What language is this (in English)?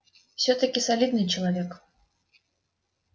Russian